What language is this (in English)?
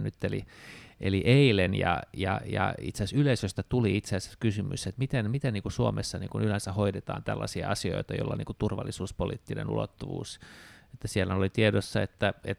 Finnish